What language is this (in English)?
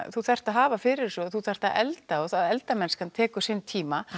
Icelandic